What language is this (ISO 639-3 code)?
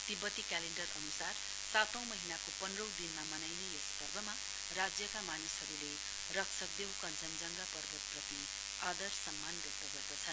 nep